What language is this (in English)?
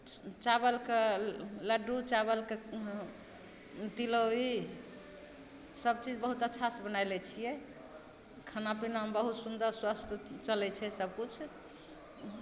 Maithili